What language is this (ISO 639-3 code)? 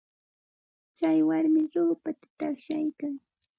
qxt